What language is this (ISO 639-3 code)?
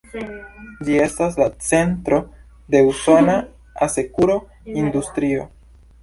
epo